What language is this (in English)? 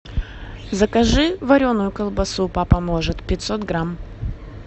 Russian